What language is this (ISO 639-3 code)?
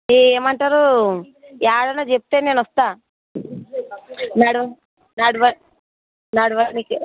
tel